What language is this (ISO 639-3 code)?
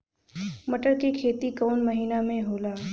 bho